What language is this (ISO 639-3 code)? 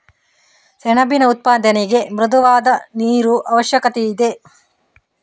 kan